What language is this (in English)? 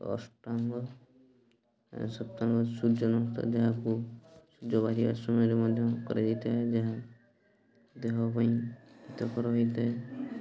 Odia